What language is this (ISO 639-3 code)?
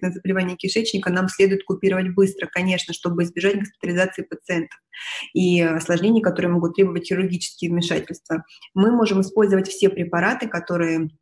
rus